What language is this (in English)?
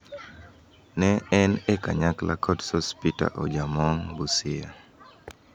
Luo (Kenya and Tanzania)